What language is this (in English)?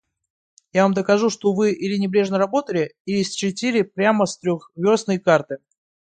Russian